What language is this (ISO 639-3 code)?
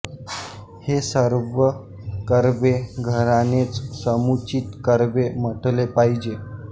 mar